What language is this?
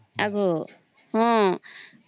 Odia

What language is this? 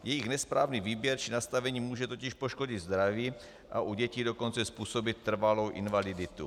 Czech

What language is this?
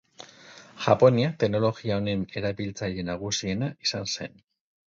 Basque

